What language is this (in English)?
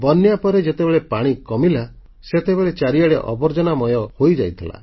Odia